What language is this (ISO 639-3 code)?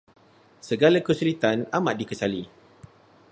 msa